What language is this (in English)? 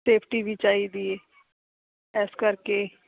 Punjabi